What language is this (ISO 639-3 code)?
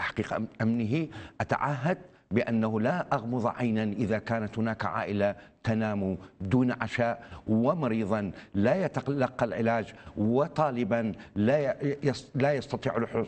ara